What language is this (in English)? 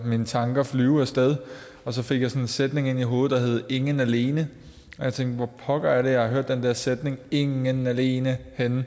Danish